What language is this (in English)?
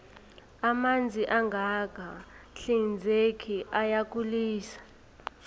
South Ndebele